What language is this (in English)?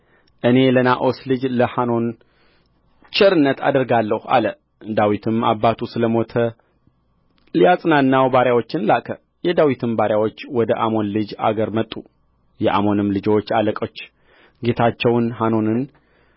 Amharic